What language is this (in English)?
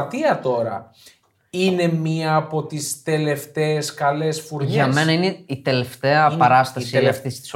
Greek